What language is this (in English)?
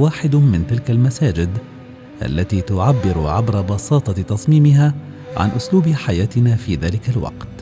Arabic